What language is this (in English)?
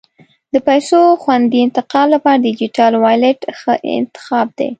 Pashto